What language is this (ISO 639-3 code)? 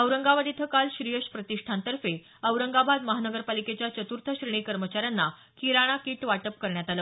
mar